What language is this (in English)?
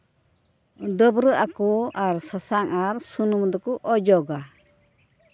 Santali